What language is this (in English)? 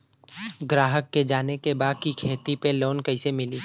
Bhojpuri